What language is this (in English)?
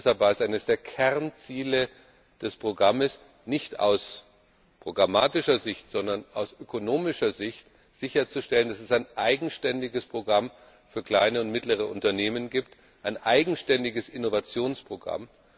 German